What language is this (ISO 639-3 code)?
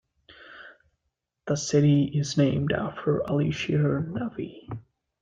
eng